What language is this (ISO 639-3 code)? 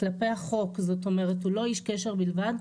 heb